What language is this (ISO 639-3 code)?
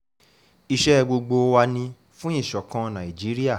yor